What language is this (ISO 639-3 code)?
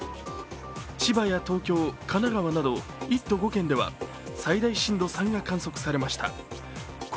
jpn